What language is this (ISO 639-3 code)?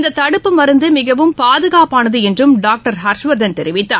tam